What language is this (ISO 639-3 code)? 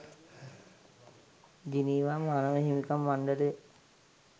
sin